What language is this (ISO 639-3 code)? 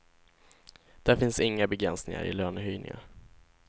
swe